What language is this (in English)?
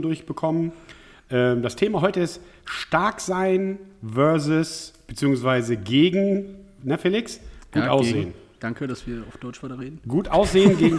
German